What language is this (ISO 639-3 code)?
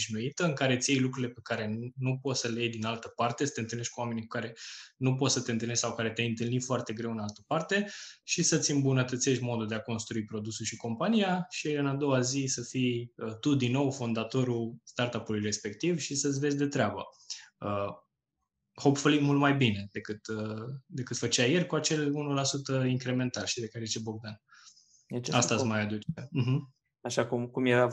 ron